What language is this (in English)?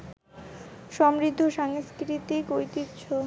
Bangla